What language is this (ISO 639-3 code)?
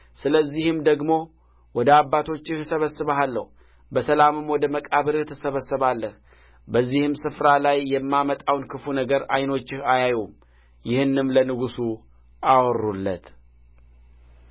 amh